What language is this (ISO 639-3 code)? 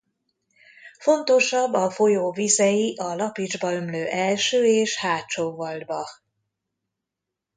hun